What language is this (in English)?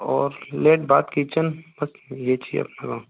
Hindi